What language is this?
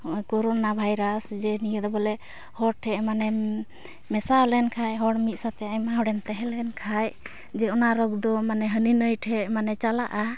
Santali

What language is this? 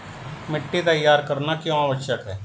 Hindi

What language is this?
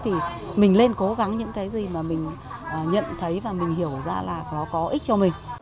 Vietnamese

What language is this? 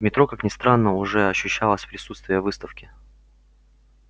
Russian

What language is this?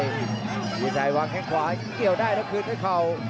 Thai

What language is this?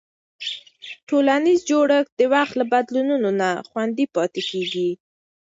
Pashto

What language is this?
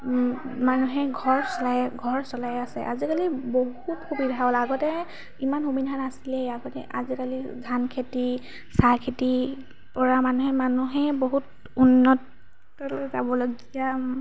Assamese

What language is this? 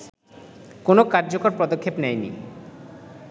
Bangla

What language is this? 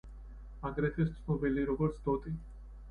Georgian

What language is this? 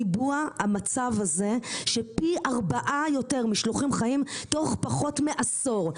Hebrew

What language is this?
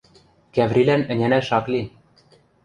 Western Mari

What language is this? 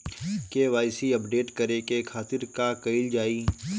Bhojpuri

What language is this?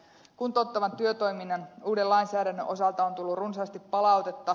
Finnish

